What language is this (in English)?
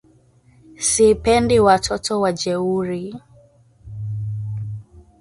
Swahili